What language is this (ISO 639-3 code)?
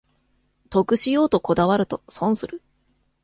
jpn